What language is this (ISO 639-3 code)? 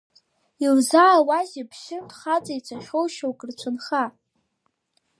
abk